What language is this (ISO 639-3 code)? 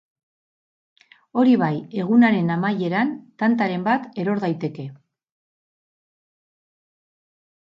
eus